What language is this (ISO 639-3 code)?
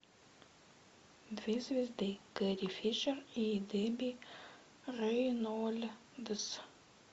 rus